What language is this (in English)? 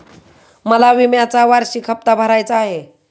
Marathi